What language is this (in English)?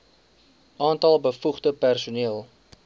Afrikaans